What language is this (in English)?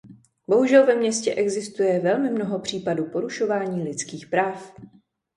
Czech